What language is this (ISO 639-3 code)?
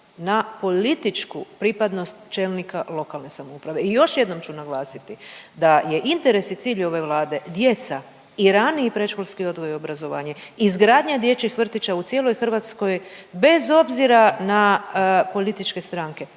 hrv